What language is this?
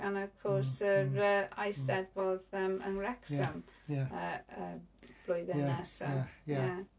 Welsh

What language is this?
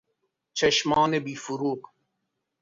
Persian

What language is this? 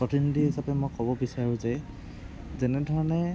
Assamese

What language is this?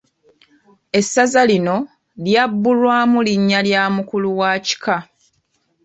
Ganda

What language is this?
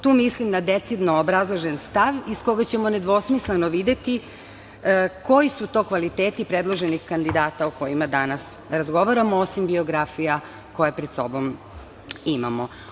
Serbian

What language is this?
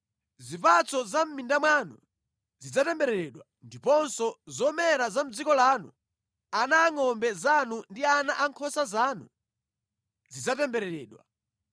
Nyanja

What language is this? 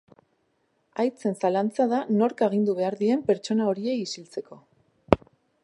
Basque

